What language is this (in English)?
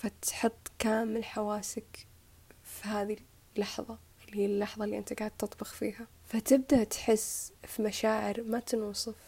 Arabic